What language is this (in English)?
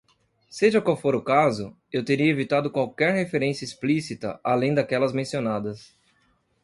Portuguese